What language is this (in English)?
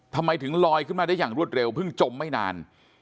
Thai